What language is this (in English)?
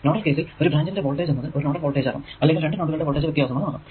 Malayalam